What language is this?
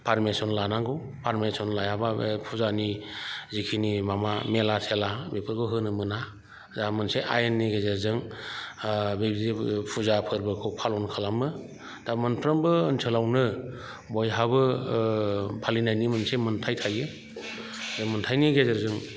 Bodo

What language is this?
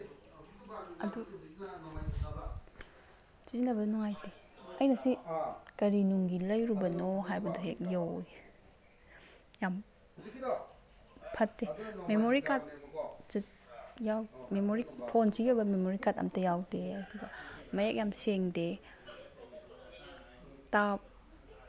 Manipuri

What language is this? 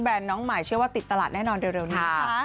Thai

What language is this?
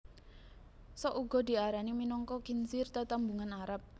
Javanese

